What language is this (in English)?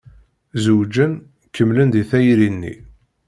Kabyle